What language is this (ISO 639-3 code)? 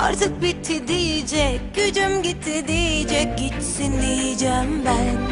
tur